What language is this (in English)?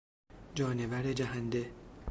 Persian